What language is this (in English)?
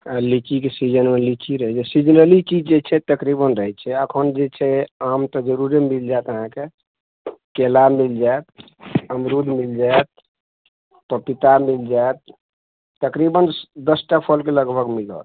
Maithili